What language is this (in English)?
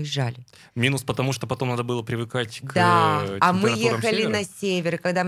Russian